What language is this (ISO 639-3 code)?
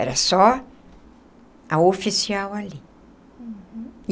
por